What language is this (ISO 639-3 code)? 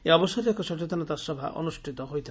ori